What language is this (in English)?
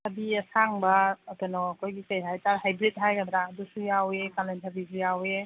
Manipuri